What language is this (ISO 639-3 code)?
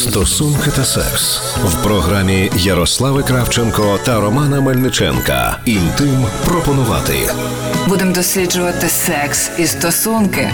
ukr